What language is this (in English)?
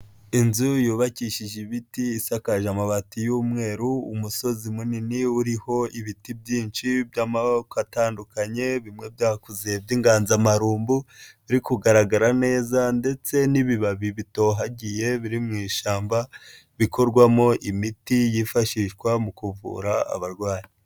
Kinyarwanda